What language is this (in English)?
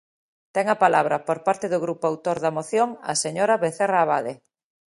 Galician